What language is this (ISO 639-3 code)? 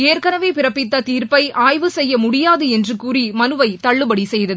tam